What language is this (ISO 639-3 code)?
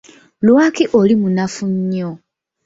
lug